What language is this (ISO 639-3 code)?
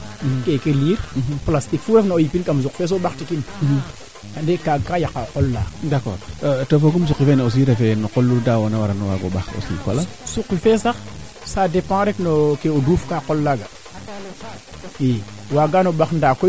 srr